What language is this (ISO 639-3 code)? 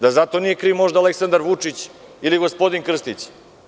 srp